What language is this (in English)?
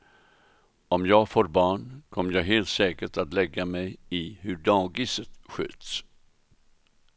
Swedish